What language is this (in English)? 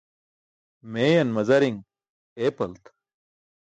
Burushaski